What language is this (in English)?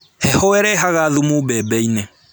Kikuyu